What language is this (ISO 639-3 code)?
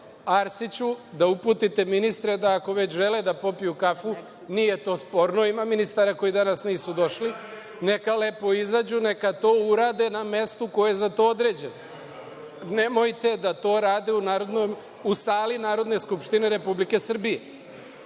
srp